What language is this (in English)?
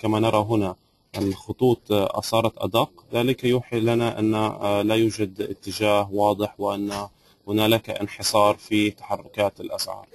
Arabic